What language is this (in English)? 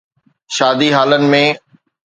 Sindhi